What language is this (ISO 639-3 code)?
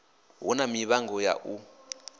ven